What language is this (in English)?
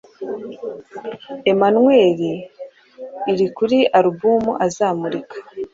Kinyarwanda